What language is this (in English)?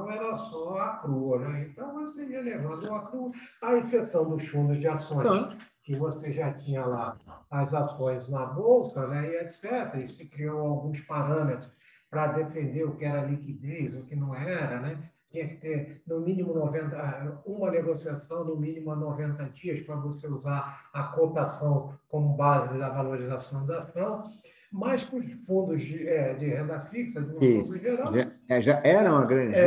Portuguese